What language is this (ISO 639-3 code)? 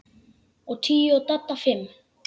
isl